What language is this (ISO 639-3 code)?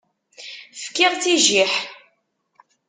kab